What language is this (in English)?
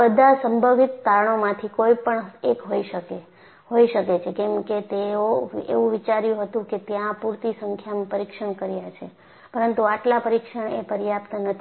Gujarati